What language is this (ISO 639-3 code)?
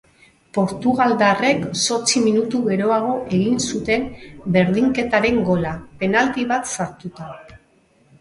eus